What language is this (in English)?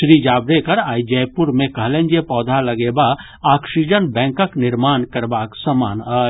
Maithili